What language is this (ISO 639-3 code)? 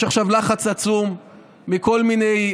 heb